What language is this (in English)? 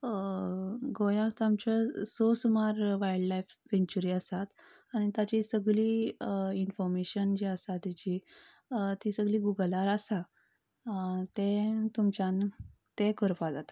Konkani